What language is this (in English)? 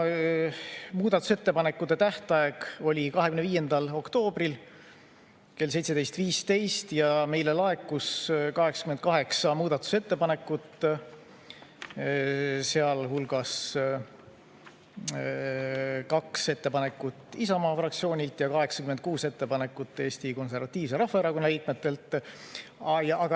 Estonian